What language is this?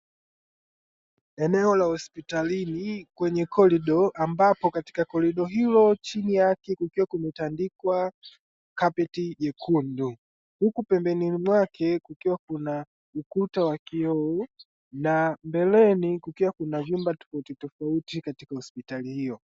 Swahili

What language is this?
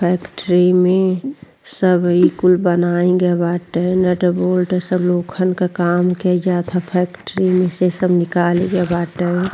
Bhojpuri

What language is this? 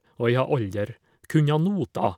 Norwegian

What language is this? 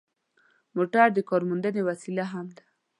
Pashto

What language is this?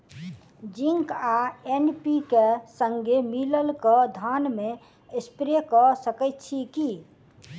Maithili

